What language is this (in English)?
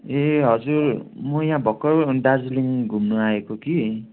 Nepali